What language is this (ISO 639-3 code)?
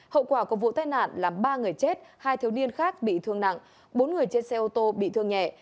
vie